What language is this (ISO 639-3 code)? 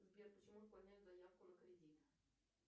rus